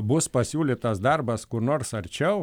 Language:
Lithuanian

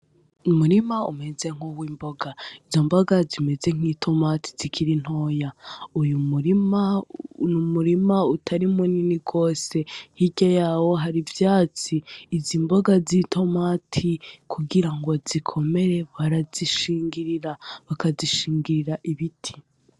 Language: Rundi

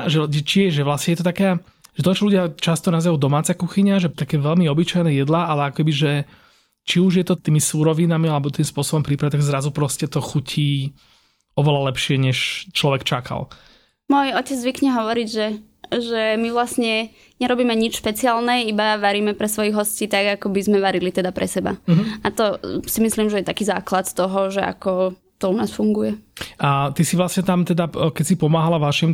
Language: Slovak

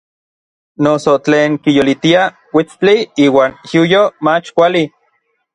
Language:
Orizaba Nahuatl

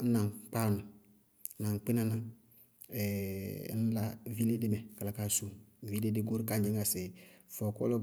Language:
Bago-Kusuntu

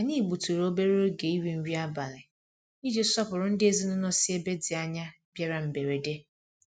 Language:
Igbo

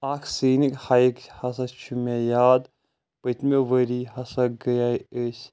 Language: Kashmiri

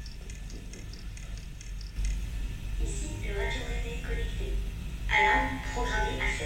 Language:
French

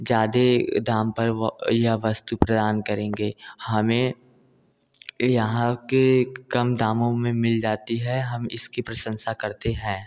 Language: Hindi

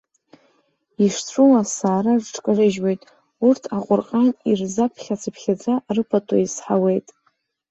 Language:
Abkhazian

